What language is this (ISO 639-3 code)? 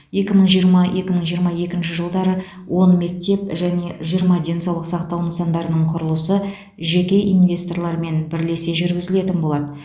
kaz